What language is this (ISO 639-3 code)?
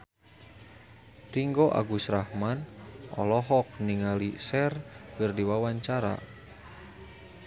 sun